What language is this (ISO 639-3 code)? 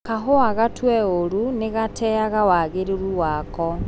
kik